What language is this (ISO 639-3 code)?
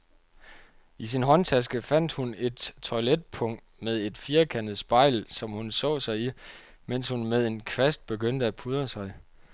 dan